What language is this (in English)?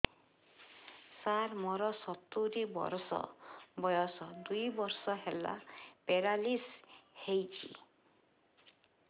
Odia